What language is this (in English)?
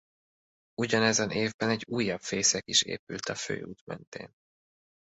Hungarian